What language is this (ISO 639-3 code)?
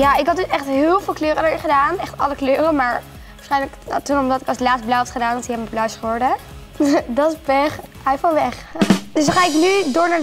nld